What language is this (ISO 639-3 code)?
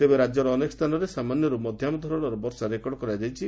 ori